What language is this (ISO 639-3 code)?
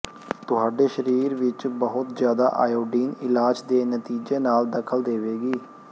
pan